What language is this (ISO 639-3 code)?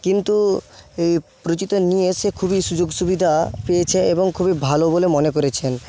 ben